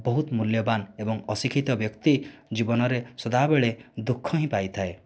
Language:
Odia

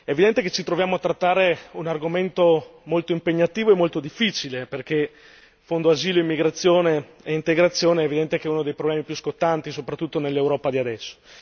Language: Italian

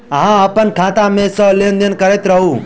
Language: Maithili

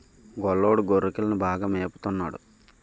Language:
Telugu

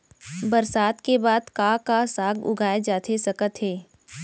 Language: Chhattisgarhi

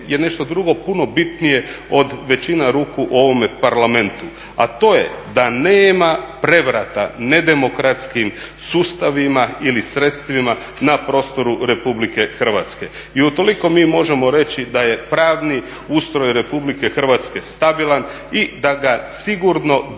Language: Croatian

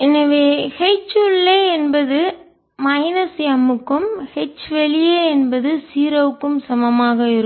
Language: Tamil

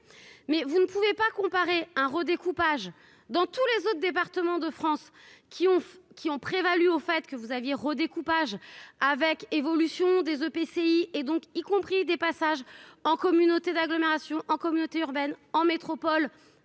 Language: French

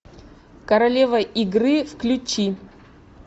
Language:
Russian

